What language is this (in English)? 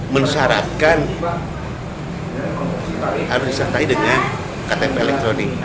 Indonesian